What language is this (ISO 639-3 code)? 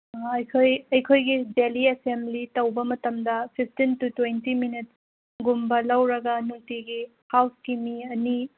mni